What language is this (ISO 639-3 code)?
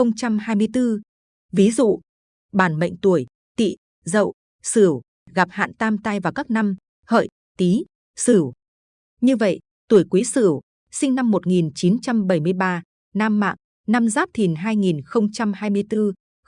vie